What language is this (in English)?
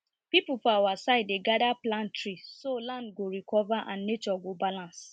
Nigerian Pidgin